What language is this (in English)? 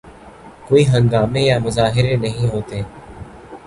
Urdu